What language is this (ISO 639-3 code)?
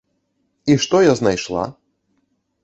bel